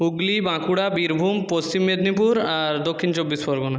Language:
Bangla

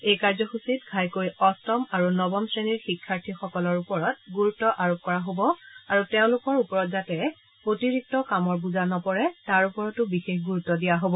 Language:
Assamese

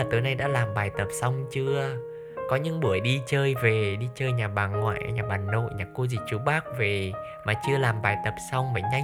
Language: Vietnamese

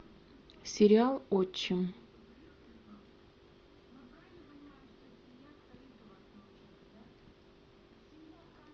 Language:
Russian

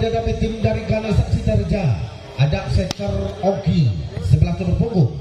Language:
Indonesian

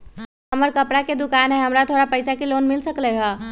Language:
Magahi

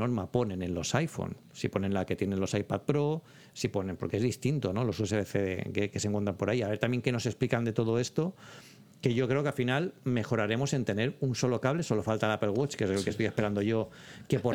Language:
Spanish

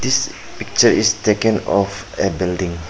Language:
English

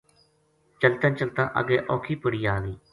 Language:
Gujari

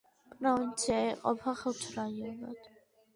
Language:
Georgian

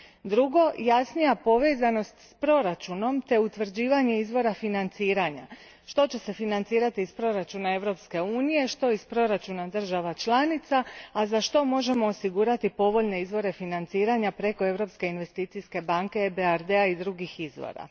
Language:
Croatian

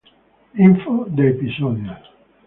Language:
Spanish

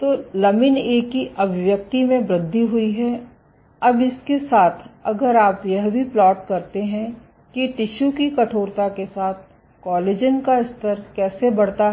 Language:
Hindi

